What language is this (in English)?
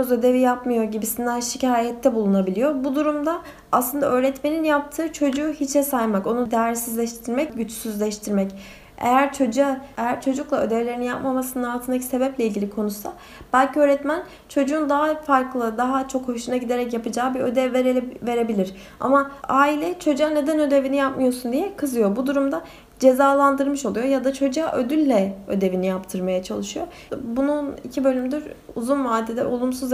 Turkish